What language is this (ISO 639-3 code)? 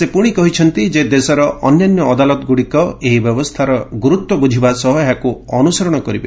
ori